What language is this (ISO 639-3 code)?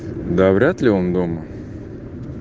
rus